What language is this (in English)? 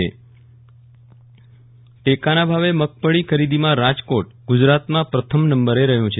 Gujarati